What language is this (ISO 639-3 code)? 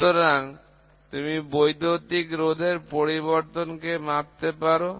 ben